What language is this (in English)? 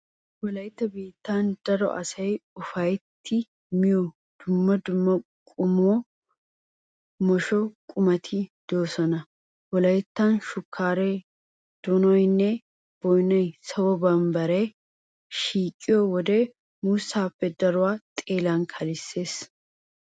Wolaytta